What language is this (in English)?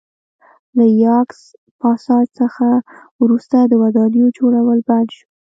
Pashto